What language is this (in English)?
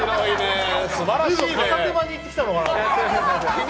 Japanese